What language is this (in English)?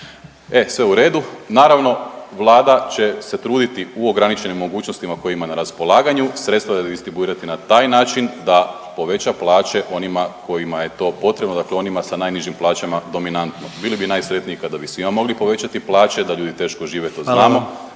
Croatian